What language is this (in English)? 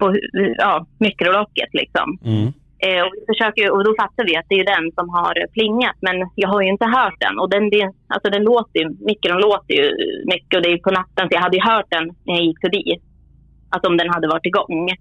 Swedish